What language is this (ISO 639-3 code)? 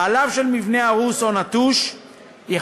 heb